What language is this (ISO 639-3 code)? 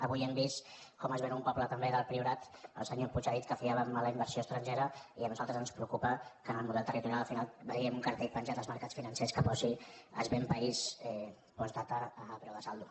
cat